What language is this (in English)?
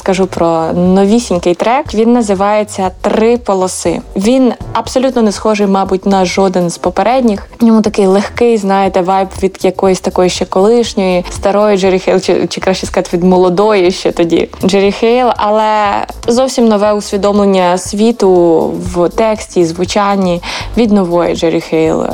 Ukrainian